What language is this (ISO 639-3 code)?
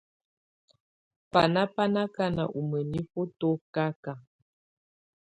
tvu